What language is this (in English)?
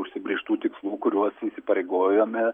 Lithuanian